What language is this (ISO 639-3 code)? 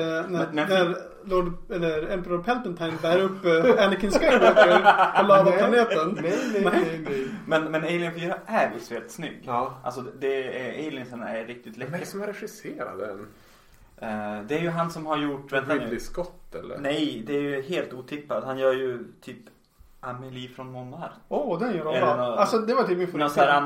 swe